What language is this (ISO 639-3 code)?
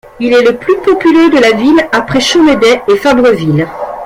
fra